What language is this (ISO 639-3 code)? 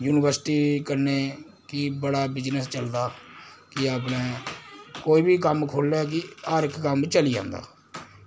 doi